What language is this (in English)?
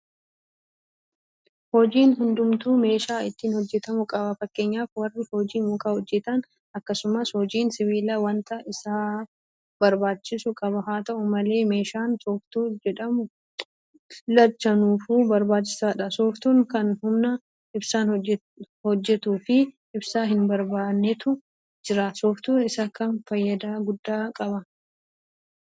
Oromo